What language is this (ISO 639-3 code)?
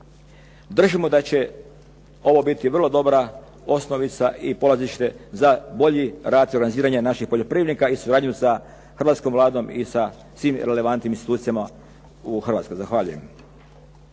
hrv